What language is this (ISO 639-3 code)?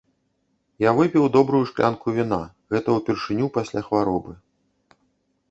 bel